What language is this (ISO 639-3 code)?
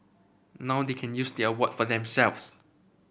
eng